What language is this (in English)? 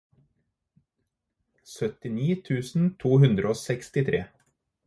Norwegian Bokmål